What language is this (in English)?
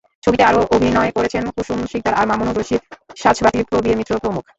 Bangla